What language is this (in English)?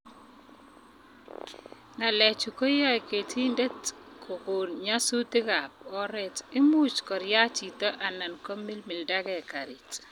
Kalenjin